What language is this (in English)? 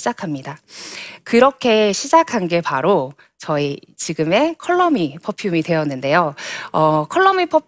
Korean